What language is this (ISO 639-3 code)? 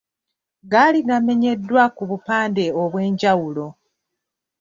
lug